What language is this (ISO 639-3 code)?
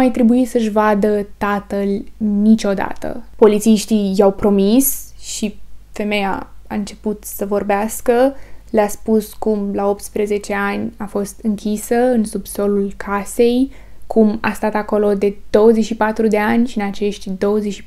ron